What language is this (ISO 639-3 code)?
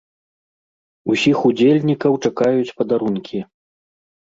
bel